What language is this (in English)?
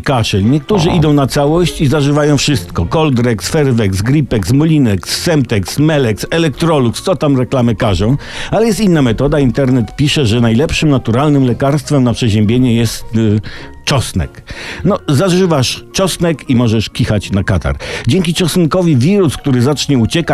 Polish